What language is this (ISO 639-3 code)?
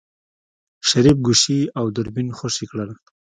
pus